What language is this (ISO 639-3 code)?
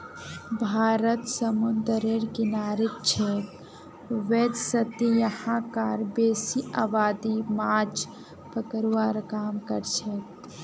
mag